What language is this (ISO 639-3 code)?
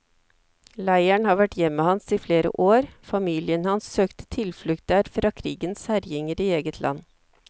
nor